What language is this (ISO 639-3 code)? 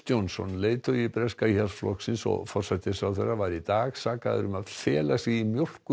isl